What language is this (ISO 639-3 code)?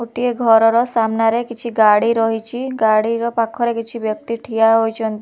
ori